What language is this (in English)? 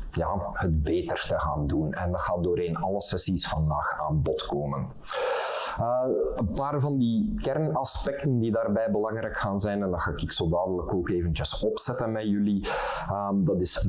Dutch